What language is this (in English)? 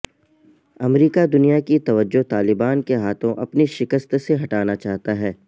Urdu